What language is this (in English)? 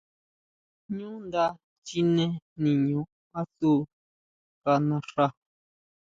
Huautla Mazatec